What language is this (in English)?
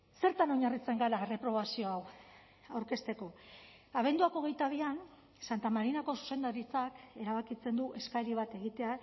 Basque